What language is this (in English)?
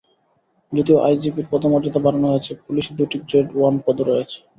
Bangla